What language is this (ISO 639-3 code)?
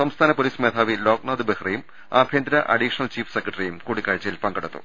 mal